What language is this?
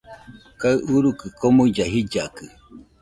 Nüpode Huitoto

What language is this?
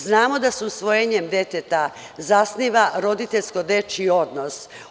Serbian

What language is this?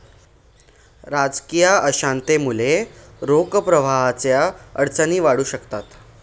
Marathi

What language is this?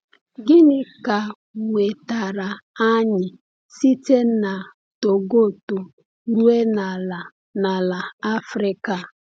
Igbo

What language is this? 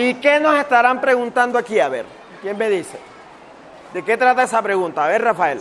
Spanish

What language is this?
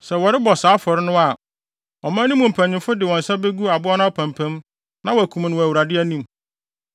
Akan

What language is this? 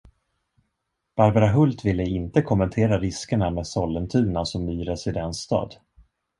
Swedish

